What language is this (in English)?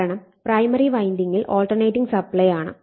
Malayalam